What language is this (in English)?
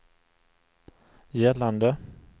Swedish